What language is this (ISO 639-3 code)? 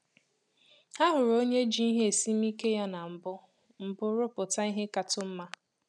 ibo